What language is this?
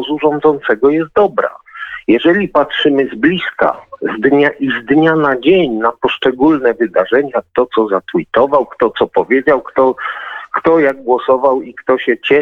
Polish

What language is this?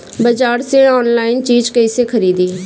Bhojpuri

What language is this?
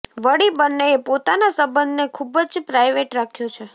Gujarati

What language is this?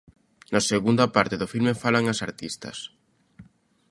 Galician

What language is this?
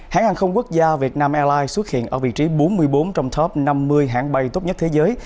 Vietnamese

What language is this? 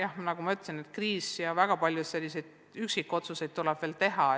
Estonian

